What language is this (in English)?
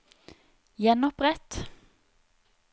Norwegian